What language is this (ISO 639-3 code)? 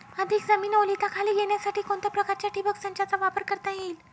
mar